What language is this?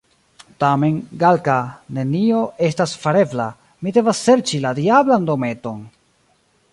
Esperanto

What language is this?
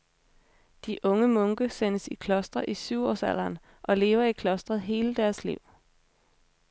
Danish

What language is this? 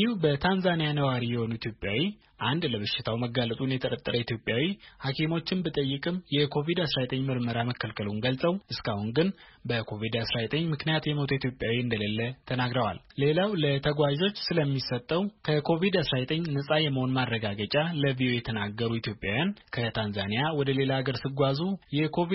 Amharic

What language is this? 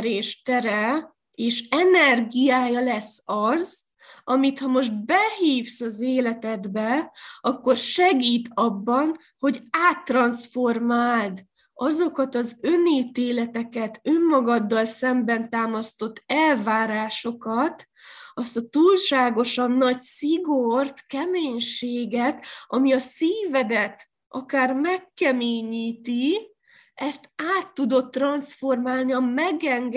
Hungarian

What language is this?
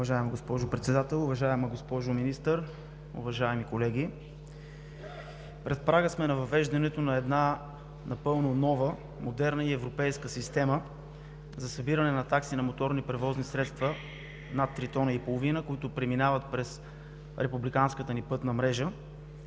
Bulgarian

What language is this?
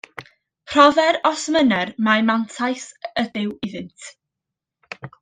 Welsh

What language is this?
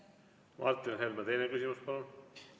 Estonian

